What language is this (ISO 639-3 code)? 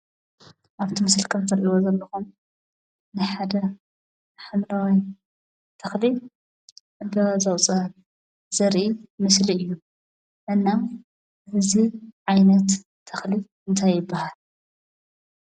tir